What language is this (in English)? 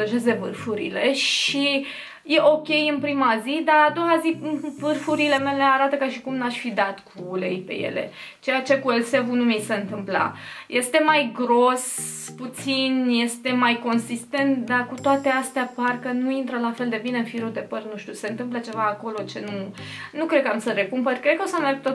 Romanian